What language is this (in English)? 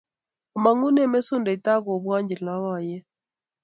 Kalenjin